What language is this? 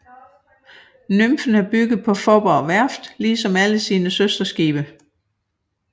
Danish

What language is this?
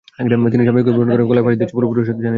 Bangla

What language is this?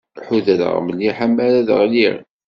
Kabyle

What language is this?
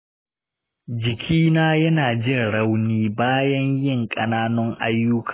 Hausa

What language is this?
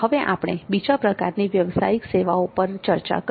Gujarati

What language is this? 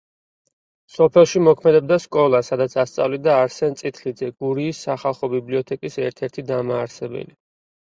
Georgian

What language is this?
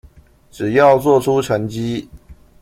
Chinese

